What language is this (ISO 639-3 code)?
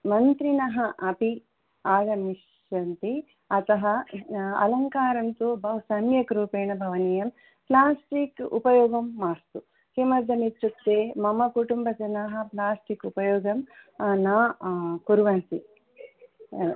san